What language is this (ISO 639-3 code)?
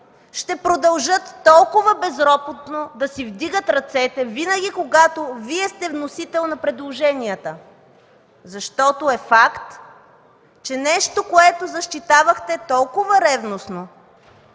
bul